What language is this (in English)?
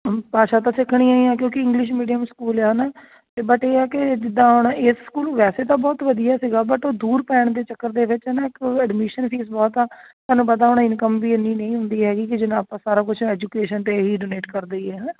Punjabi